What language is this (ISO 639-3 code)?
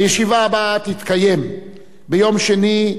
heb